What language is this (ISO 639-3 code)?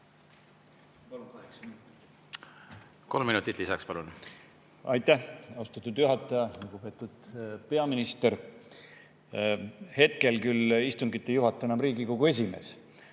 est